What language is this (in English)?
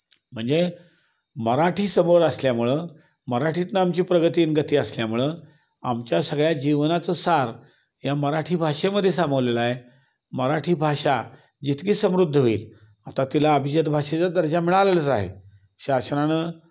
Marathi